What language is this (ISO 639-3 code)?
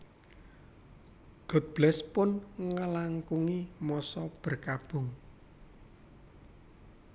jav